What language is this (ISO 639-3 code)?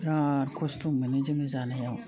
brx